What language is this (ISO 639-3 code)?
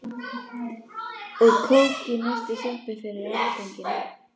isl